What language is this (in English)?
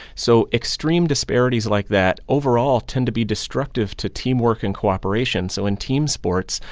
English